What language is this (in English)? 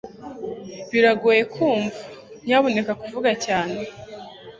Kinyarwanda